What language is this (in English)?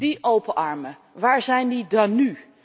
Dutch